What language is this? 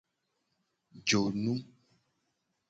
Gen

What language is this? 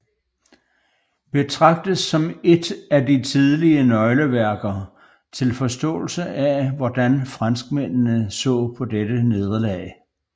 Danish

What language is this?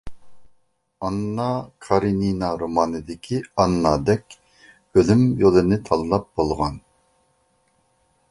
Uyghur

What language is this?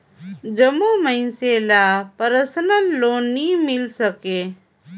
Chhattisgarhi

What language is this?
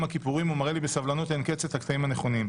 Hebrew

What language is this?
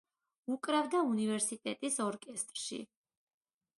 Georgian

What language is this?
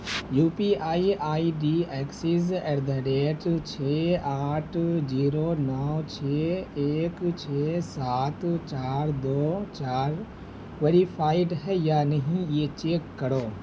Urdu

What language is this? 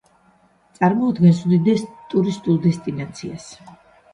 Georgian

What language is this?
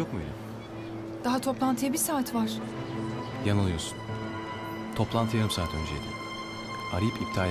Turkish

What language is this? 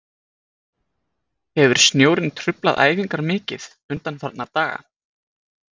Icelandic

